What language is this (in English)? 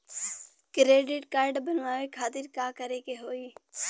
Bhojpuri